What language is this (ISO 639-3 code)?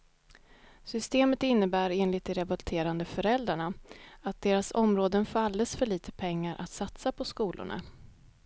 swe